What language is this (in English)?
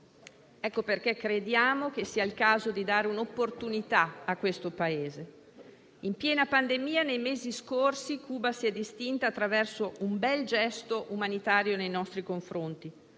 Italian